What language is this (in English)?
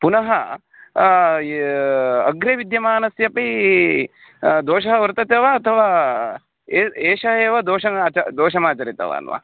Sanskrit